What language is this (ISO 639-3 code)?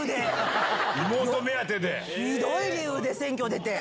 jpn